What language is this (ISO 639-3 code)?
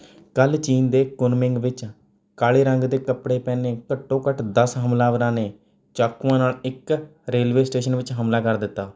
pan